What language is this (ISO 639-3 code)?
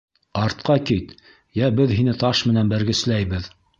bak